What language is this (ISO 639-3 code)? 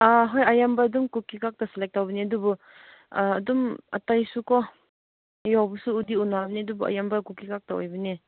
mni